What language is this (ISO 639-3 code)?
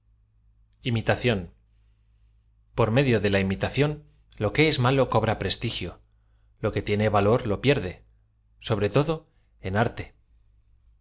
spa